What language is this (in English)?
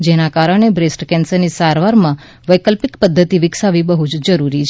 Gujarati